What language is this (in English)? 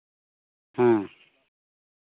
Santali